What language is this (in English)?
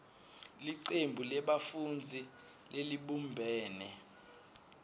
Swati